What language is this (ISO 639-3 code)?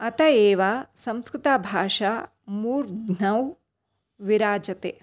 san